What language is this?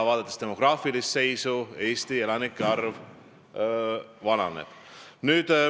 Estonian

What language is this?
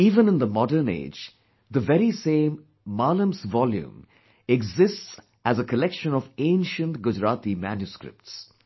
English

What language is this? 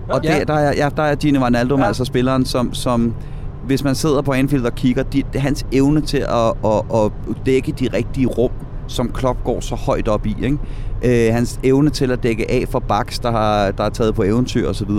Danish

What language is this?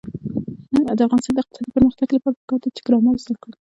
Pashto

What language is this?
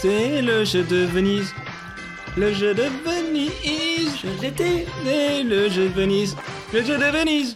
French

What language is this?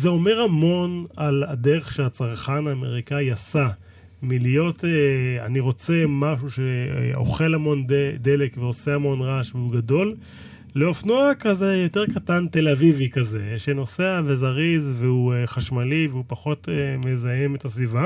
Hebrew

